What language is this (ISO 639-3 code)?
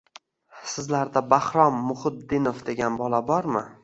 uzb